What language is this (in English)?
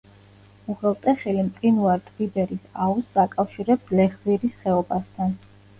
Georgian